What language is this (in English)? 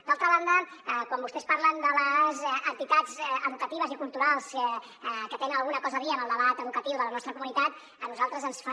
Catalan